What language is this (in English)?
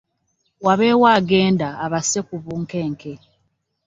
Ganda